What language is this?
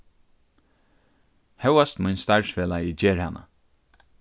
Faroese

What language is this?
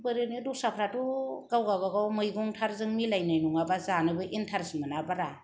Bodo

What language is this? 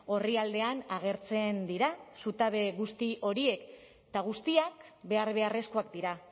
Basque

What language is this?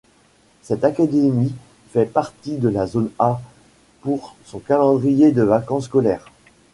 French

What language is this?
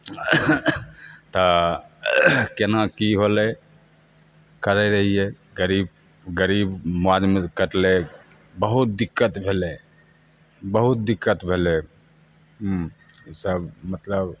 Maithili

